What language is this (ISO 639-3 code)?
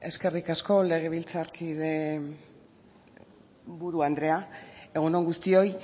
eus